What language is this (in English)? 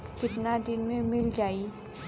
Bhojpuri